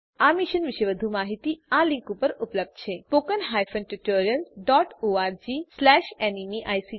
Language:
Gujarati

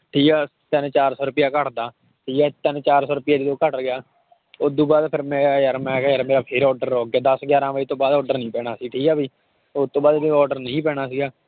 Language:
Punjabi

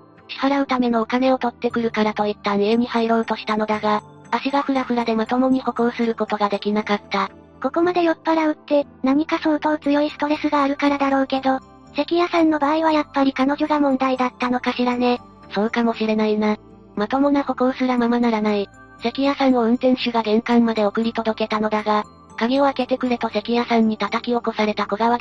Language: Japanese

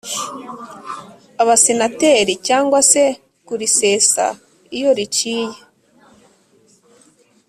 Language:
Kinyarwanda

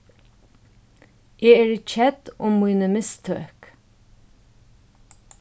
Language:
Faroese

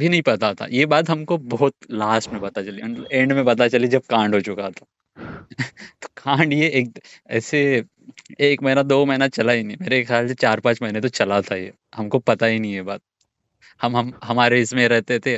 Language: Hindi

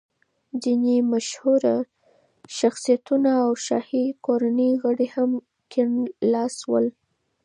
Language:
Pashto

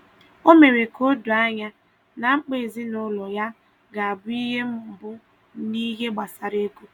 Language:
Igbo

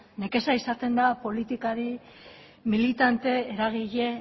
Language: Basque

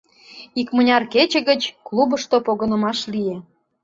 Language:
Mari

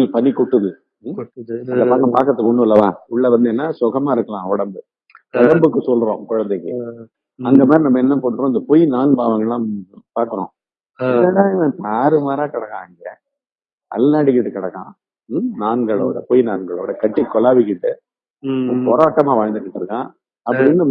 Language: Tamil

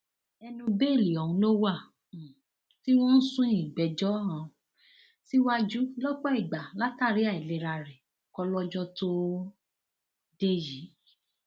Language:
Yoruba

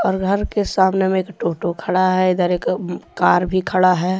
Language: Hindi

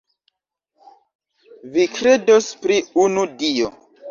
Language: Esperanto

